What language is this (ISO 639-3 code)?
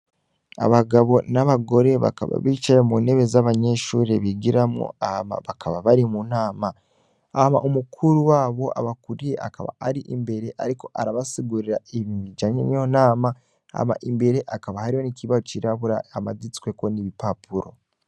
run